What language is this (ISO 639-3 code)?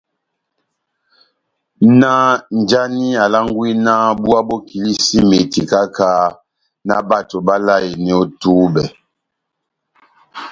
bnm